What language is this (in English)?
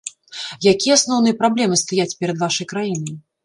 Belarusian